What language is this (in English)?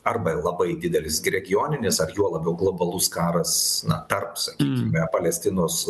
Lithuanian